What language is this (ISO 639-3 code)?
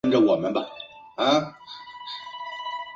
zho